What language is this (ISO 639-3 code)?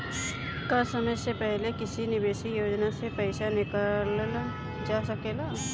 bho